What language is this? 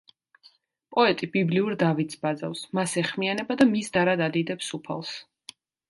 Georgian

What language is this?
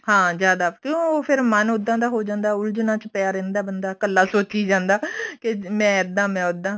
Punjabi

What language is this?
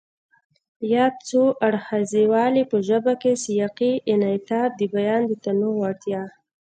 Pashto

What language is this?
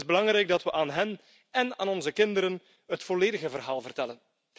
Dutch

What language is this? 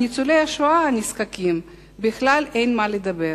Hebrew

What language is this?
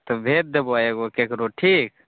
Maithili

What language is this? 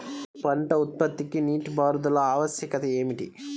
Telugu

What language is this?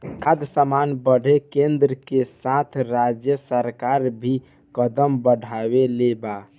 Bhojpuri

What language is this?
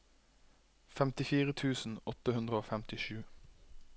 Norwegian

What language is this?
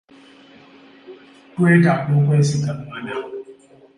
Ganda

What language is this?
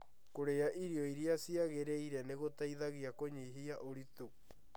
Kikuyu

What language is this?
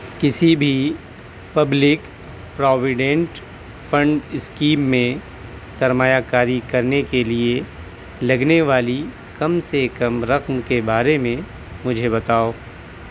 Urdu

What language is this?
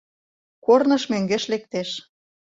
Mari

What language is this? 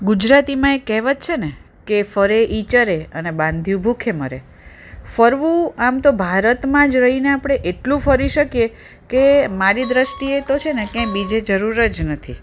Gujarati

